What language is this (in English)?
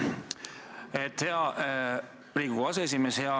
Estonian